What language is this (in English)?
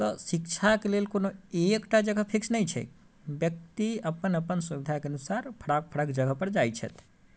Maithili